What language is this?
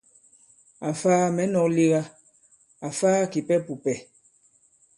Bankon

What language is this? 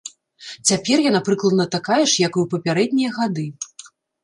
Belarusian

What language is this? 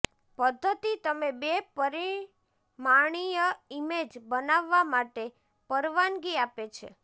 Gujarati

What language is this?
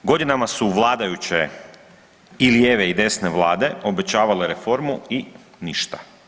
Croatian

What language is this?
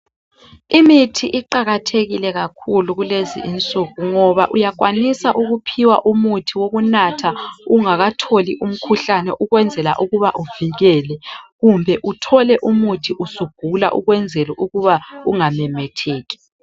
North Ndebele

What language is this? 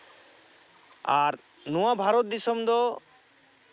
Santali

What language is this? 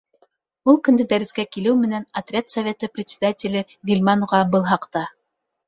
Bashkir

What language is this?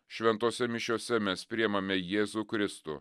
Lithuanian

